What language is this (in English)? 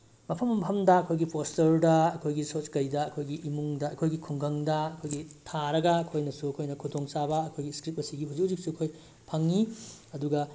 Manipuri